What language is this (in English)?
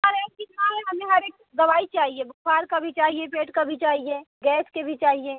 Hindi